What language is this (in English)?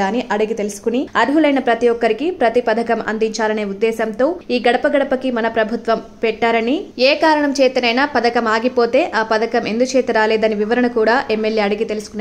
Romanian